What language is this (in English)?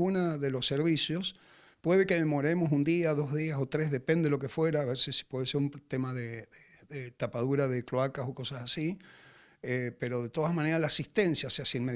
Spanish